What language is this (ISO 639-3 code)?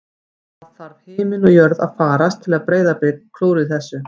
isl